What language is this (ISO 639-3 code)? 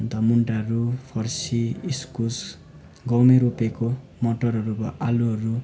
nep